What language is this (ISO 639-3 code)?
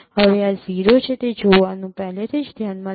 guj